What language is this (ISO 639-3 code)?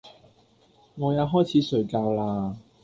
yue